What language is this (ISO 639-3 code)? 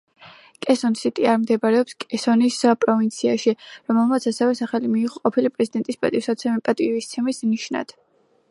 kat